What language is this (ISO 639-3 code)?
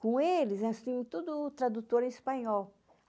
por